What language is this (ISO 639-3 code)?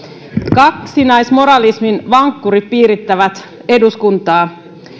fin